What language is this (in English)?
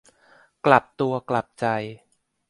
Thai